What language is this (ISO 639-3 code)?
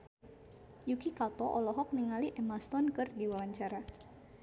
sun